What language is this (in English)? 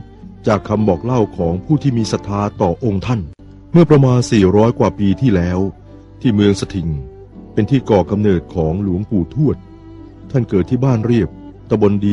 Thai